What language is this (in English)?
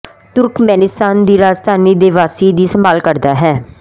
Punjabi